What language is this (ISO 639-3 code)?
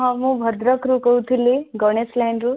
ori